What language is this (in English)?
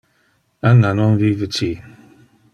Interlingua